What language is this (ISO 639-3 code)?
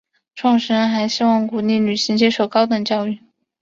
zho